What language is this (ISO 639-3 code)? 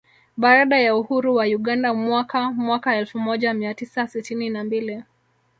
swa